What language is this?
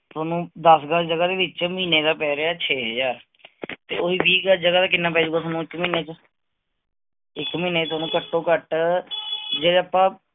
Punjabi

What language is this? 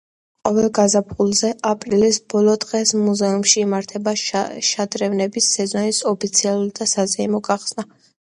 Georgian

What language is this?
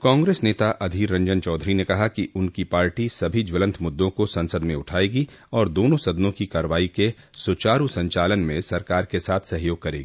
Hindi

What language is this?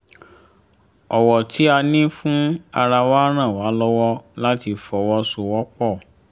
Yoruba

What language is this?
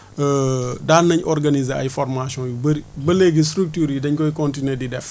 Wolof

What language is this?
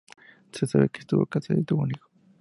Spanish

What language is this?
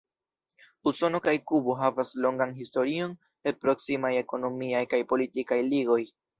Esperanto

